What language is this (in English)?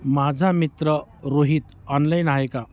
Marathi